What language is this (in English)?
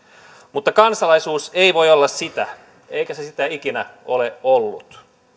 Finnish